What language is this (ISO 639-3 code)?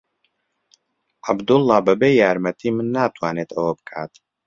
ckb